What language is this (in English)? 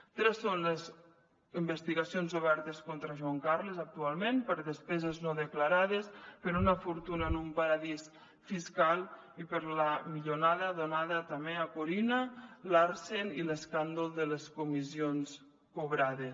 Catalan